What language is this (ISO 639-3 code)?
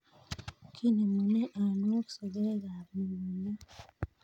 kln